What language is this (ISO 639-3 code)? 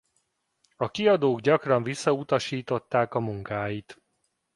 hun